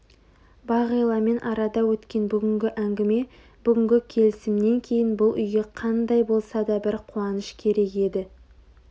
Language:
Kazakh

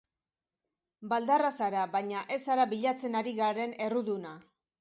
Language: Basque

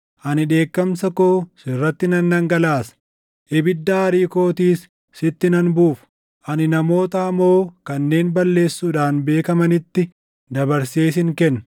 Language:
Oromo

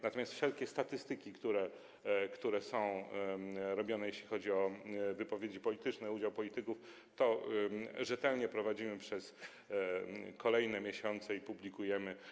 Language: Polish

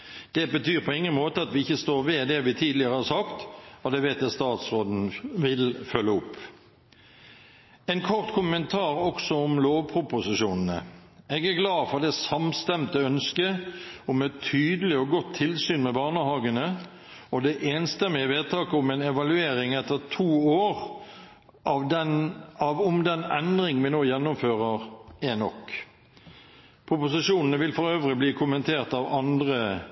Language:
Norwegian Bokmål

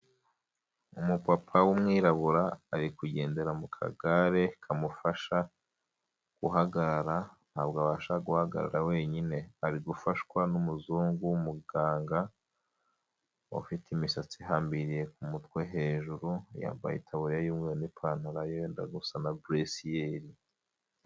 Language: Kinyarwanda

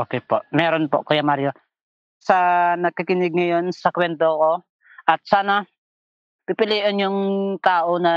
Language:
Filipino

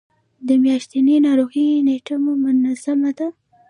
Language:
Pashto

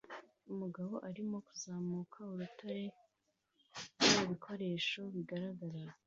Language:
Kinyarwanda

